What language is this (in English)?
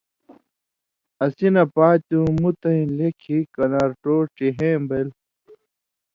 Indus Kohistani